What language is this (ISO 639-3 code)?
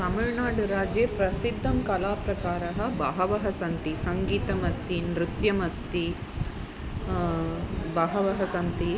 san